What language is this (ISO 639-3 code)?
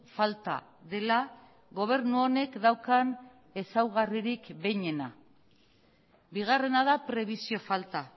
eus